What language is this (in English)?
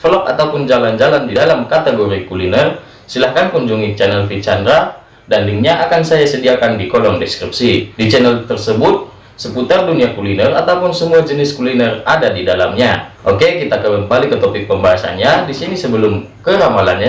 Indonesian